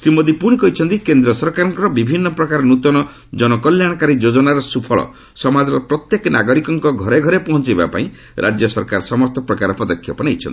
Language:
Odia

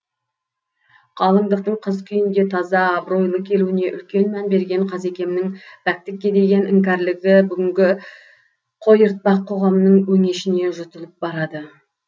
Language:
Kazakh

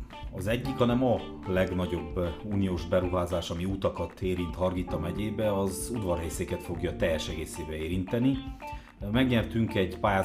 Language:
Hungarian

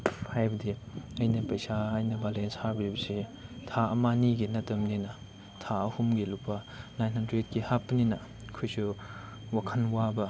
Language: Manipuri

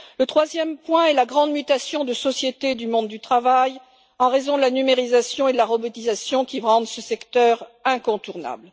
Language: French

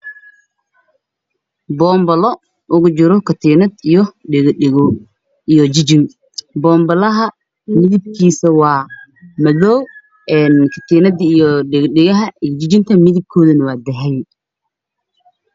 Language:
Somali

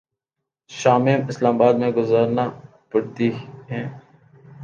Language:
Urdu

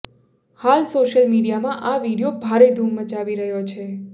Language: Gujarati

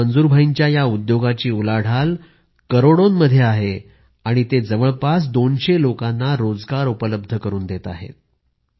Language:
Marathi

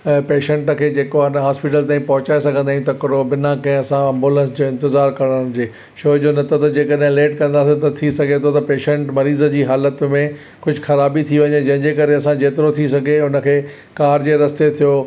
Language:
Sindhi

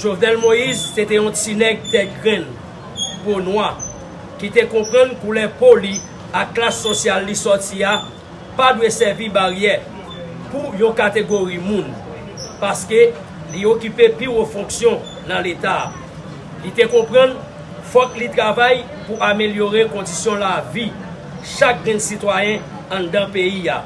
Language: French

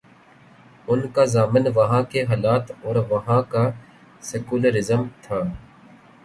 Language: Urdu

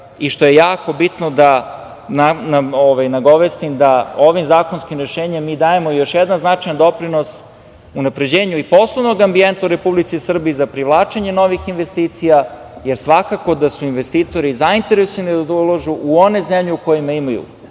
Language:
Serbian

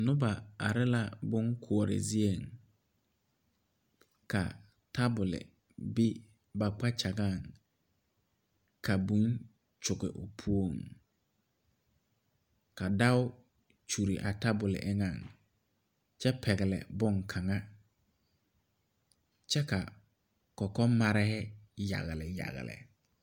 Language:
Southern Dagaare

